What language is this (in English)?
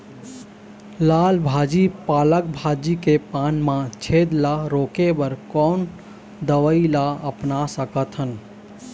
Chhattisgarhi